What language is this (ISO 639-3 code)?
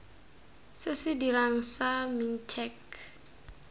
tsn